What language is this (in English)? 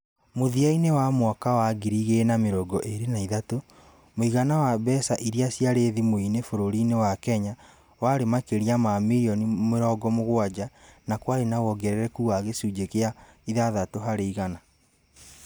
Kikuyu